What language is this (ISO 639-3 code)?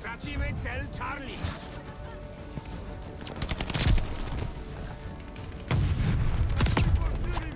pol